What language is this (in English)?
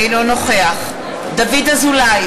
Hebrew